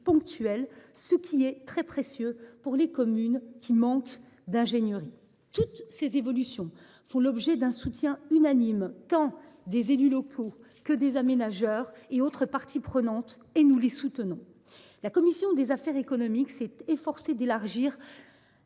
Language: French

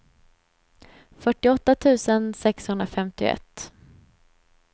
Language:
Swedish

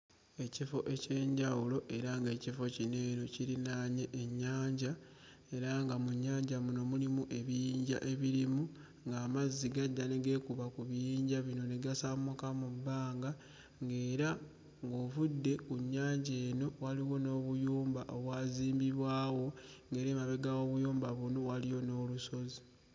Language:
Ganda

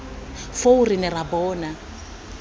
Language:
Tswana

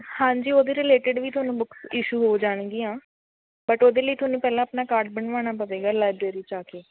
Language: Punjabi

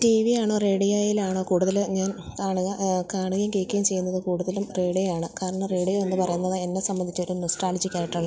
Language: Malayalam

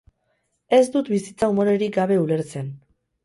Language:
Basque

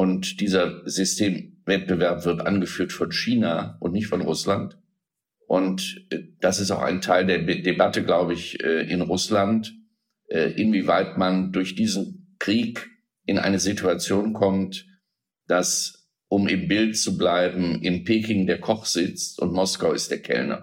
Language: German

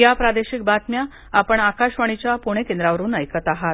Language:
Marathi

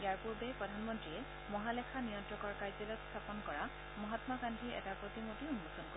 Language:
Assamese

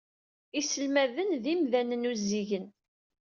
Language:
Kabyle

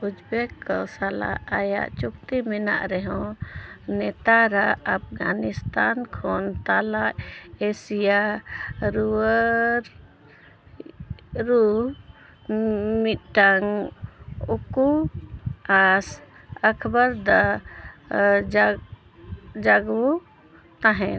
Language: Santali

